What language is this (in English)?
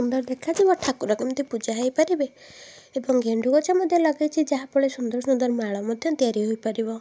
Odia